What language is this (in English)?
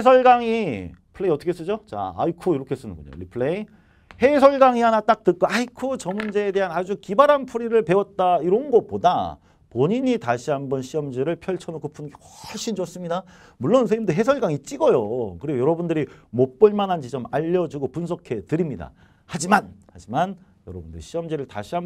Korean